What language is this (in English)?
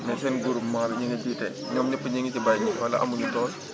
Wolof